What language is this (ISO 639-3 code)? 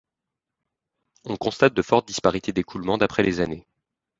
fra